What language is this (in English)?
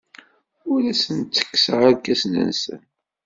Kabyle